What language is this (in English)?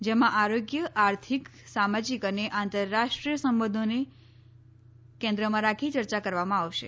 Gujarati